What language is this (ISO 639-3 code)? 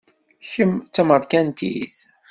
kab